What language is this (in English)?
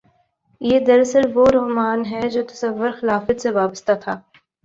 Urdu